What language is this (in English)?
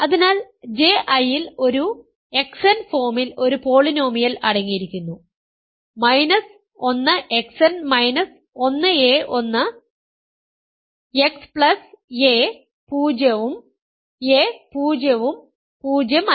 Malayalam